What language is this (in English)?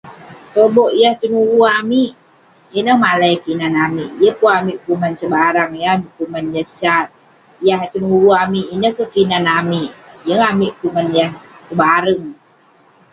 Western Penan